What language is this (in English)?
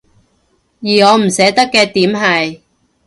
Cantonese